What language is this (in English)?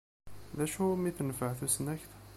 Kabyle